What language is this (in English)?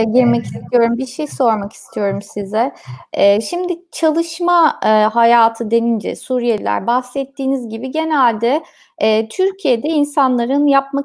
Turkish